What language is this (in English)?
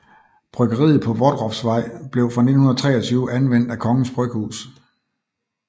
Danish